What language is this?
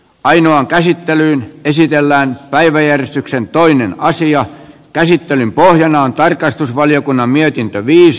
Finnish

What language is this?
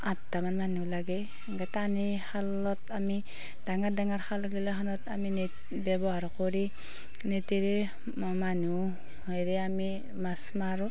Assamese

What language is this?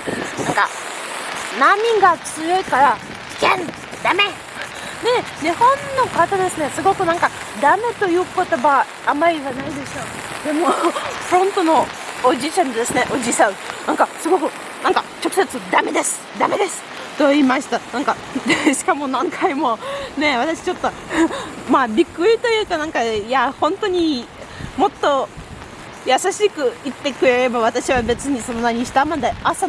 Japanese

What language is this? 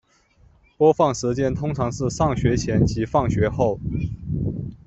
Chinese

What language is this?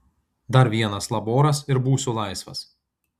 Lithuanian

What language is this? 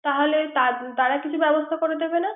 Bangla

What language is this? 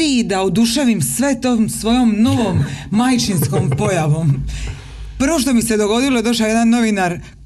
Croatian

